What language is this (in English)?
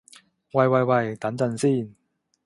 Cantonese